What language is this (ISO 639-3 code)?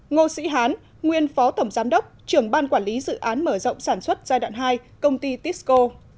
vie